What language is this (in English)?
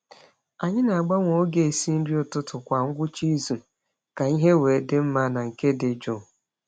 Igbo